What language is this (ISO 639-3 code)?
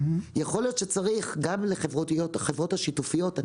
heb